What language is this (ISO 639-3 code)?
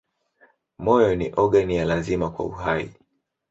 swa